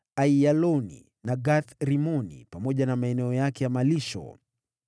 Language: Swahili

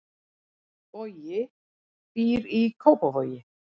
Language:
Icelandic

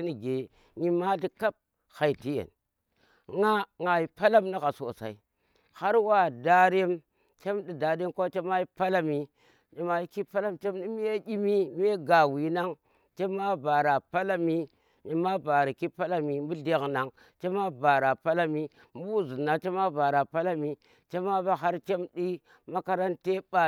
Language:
Tera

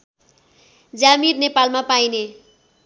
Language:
Nepali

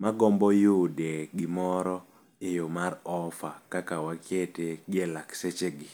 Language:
Luo (Kenya and Tanzania)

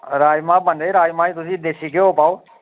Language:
Dogri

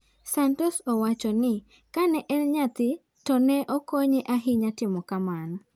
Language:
Luo (Kenya and Tanzania)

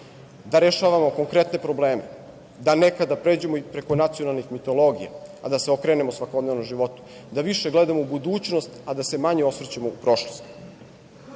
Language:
Serbian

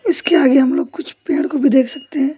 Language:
Hindi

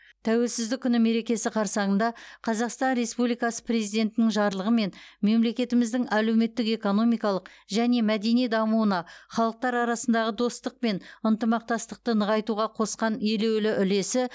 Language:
Kazakh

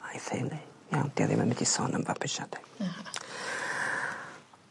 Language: Welsh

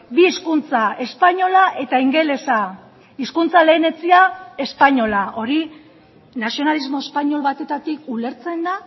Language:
Basque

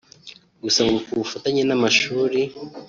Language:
Kinyarwanda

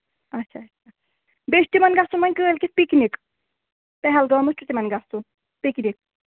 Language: Kashmiri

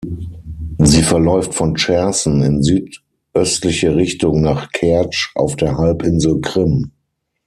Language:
German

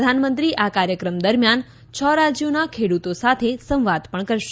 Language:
Gujarati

